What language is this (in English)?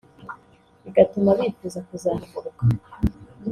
Kinyarwanda